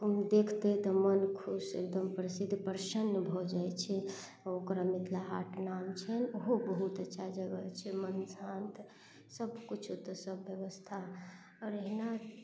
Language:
Maithili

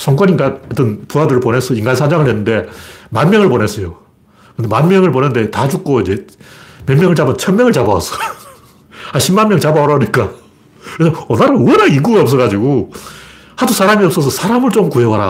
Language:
Korean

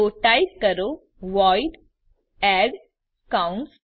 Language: Gujarati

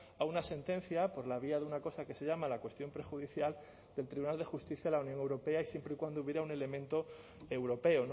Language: Spanish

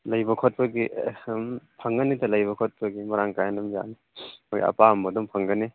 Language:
Manipuri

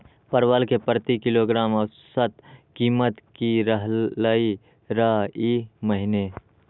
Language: Magahi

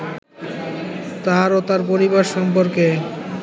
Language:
Bangla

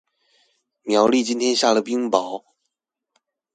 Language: Chinese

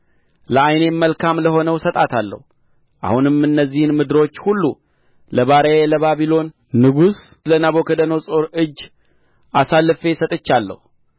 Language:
Amharic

